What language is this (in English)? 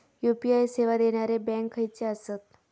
Marathi